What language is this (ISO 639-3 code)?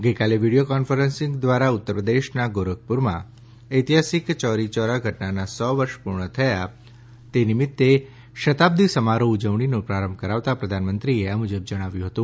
guj